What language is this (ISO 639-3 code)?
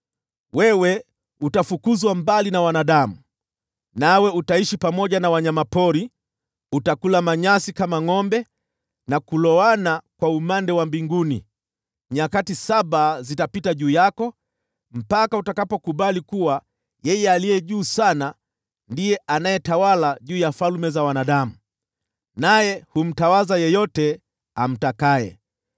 swa